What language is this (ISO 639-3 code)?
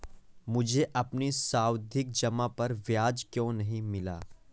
hin